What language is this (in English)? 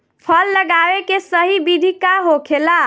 Bhojpuri